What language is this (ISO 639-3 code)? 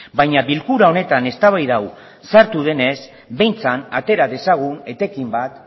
eus